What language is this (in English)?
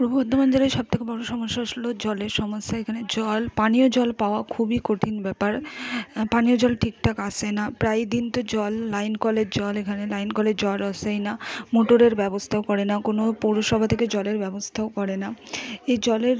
Bangla